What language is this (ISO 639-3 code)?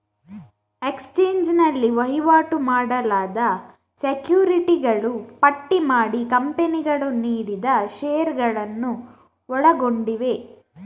kan